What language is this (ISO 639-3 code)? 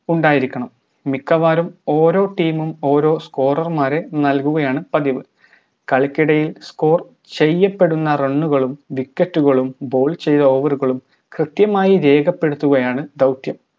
mal